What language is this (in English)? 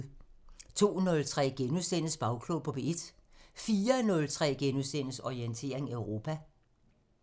Danish